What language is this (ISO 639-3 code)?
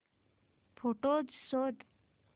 mar